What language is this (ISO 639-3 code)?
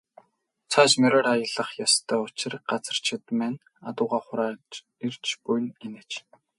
mon